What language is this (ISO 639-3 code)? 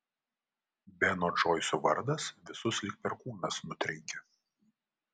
lit